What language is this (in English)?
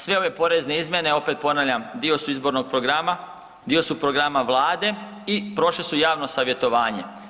Croatian